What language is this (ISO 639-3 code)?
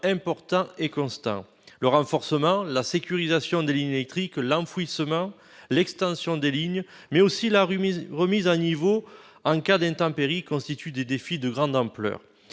fra